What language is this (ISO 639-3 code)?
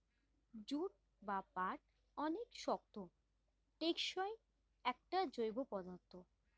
ben